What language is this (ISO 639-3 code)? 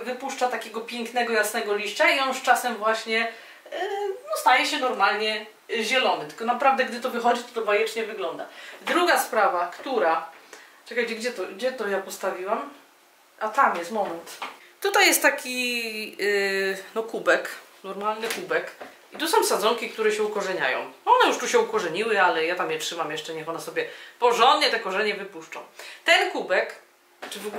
pol